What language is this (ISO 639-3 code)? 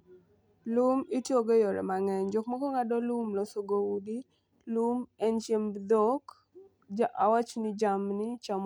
luo